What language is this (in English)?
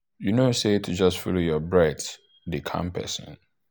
Nigerian Pidgin